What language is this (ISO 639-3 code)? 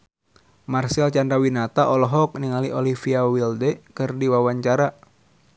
sun